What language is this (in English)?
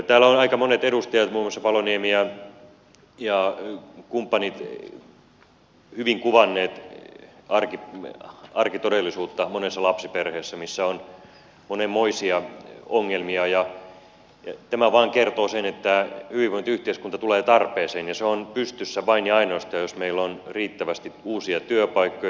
Finnish